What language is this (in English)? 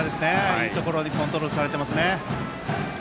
Japanese